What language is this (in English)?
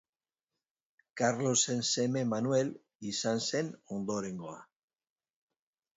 Basque